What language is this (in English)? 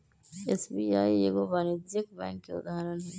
Magahi